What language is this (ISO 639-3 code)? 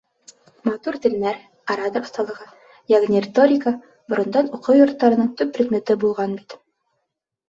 bak